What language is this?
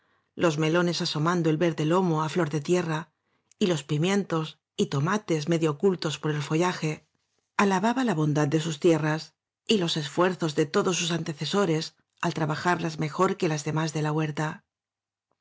Spanish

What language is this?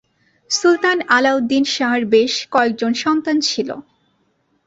Bangla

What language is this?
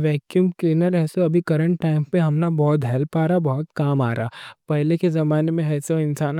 Deccan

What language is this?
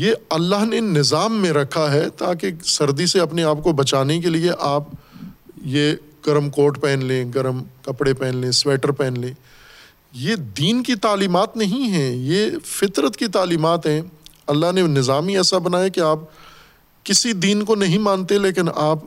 Urdu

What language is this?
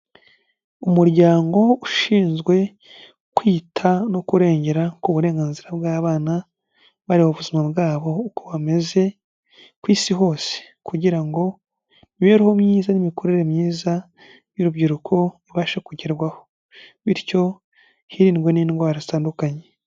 Kinyarwanda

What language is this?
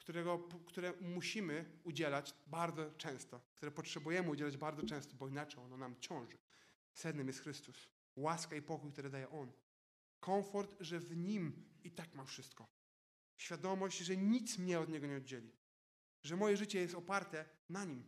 Polish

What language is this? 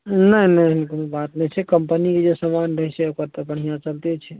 Maithili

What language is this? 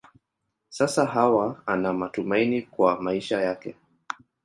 Swahili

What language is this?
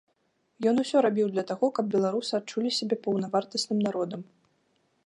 Belarusian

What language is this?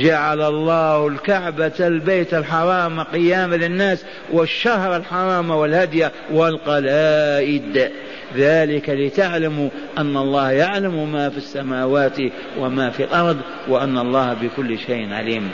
Arabic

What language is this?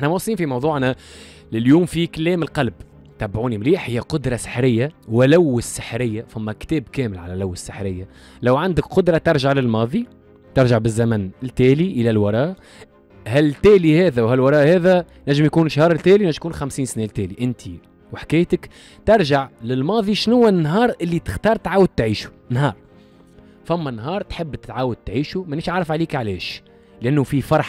Arabic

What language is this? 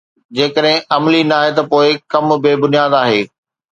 Sindhi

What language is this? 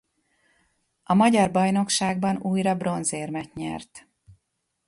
Hungarian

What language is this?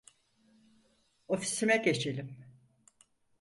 Turkish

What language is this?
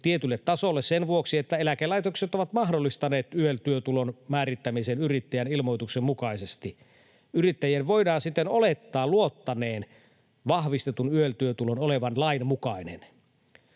Finnish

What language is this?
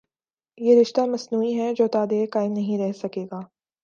Urdu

